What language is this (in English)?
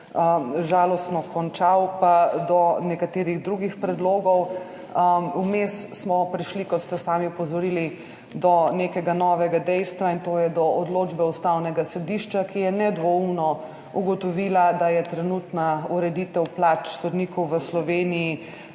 Slovenian